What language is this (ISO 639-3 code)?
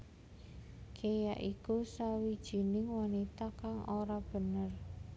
jav